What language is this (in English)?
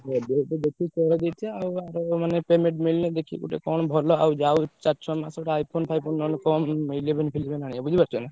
Odia